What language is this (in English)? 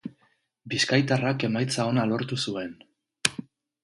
Basque